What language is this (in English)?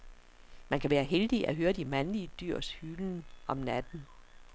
Danish